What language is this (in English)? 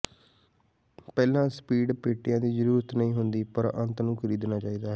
Punjabi